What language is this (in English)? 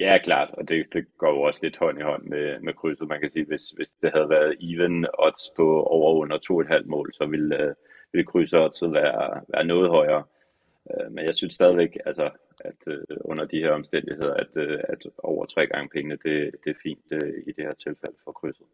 Danish